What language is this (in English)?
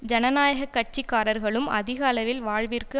Tamil